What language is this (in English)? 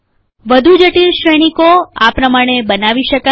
Gujarati